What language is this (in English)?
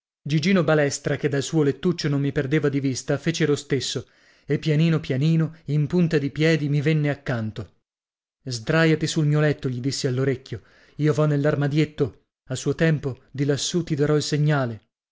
Italian